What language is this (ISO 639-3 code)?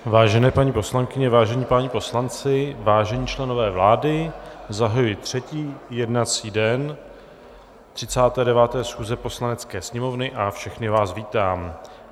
ces